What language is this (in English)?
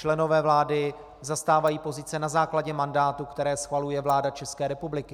Czech